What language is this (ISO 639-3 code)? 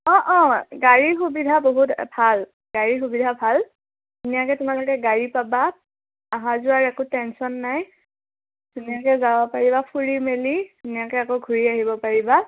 asm